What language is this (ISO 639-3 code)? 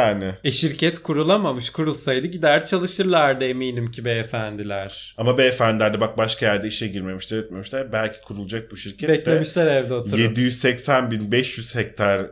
tur